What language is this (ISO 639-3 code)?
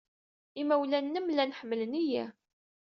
kab